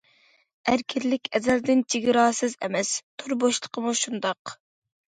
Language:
Uyghur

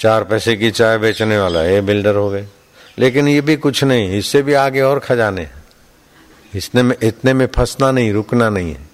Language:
Hindi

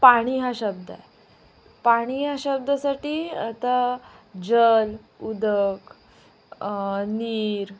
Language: Marathi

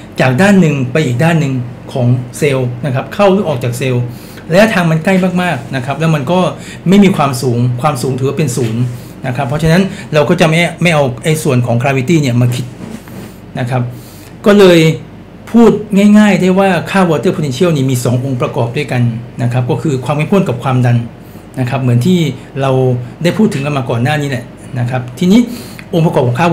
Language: Thai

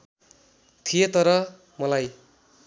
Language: Nepali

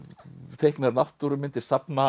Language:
Icelandic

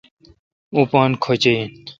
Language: Kalkoti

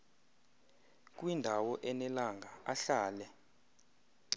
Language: Xhosa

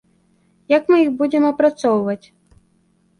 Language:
Belarusian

